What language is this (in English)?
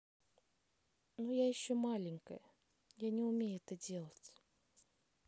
Russian